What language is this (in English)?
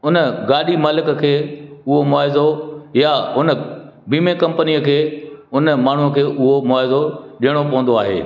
Sindhi